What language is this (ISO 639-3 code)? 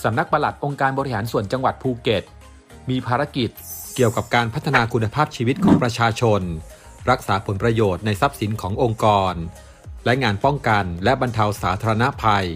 tha